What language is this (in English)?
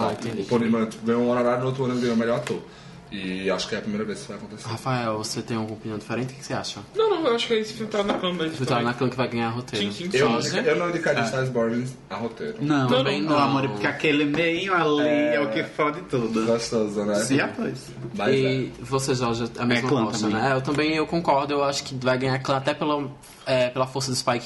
Portuguese